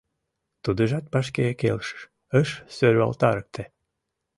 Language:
Mari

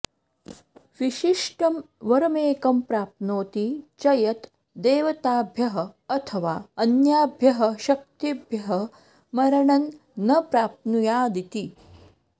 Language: Sanskrit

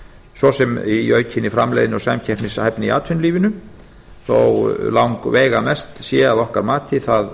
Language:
Icelandic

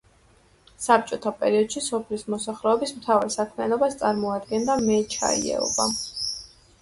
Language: Georgian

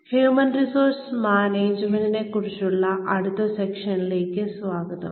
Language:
Malayalam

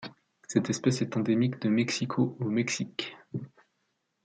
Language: French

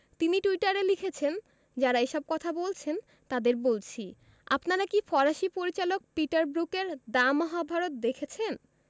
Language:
Bangla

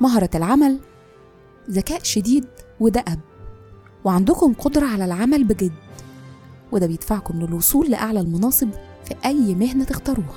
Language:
Arabic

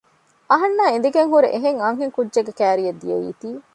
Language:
Divehi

